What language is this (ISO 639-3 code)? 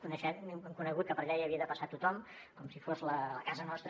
cat